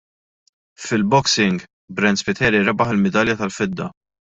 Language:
Maltese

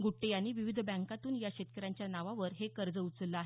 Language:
Marathi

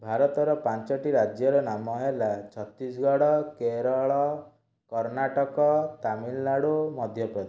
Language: Odia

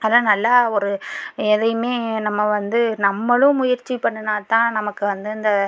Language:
Tamil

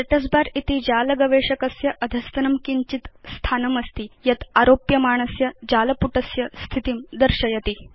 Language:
Sanskrit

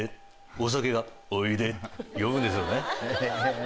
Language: Japanese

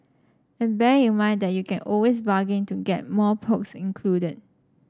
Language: English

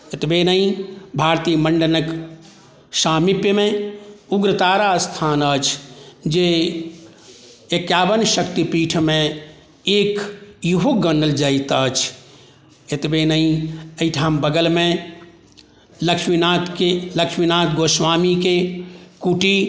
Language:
Maithili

